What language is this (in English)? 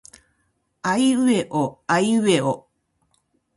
Japanese